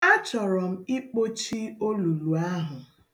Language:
Igbo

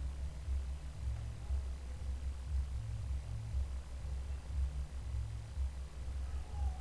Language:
Spanish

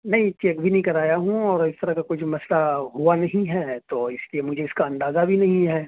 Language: Urdu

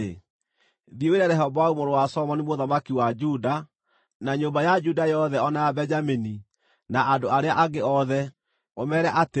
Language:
Kikuyu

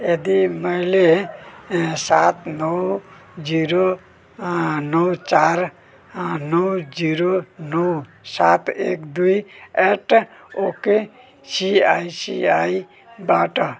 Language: Nepali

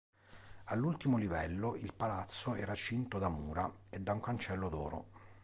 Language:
Italian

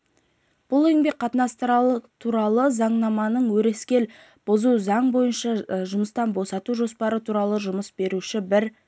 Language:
Kazakh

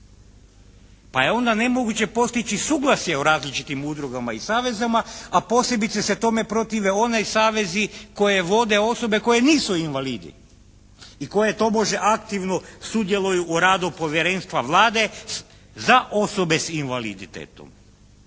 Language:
Croatian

